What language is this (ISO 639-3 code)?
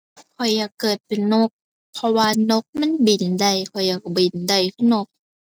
tha